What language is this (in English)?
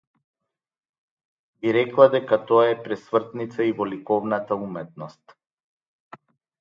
Macedonian